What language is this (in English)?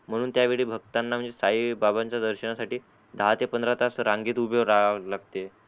Marathi